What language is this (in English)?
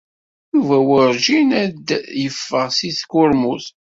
Kabyle